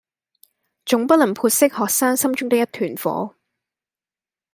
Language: Cantonese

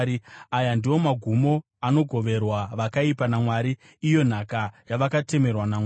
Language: Shona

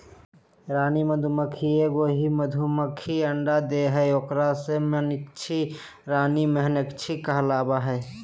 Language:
Magahi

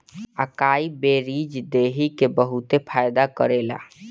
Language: Bhojpuri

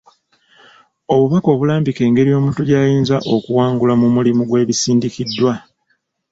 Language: Ganda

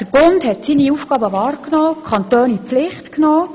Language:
Swiss German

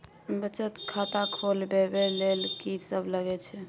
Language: Maithili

